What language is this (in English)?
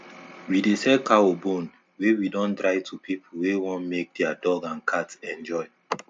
Nigerian Pidgin